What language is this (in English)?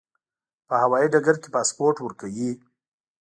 Pashto